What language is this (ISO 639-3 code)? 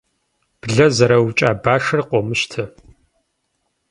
kbd